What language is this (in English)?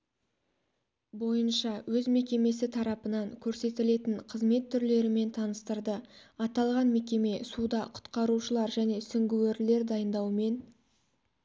Kazakh